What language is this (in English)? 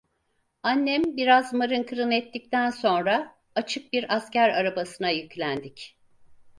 Turkish